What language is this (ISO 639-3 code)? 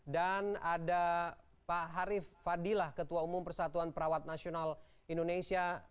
ind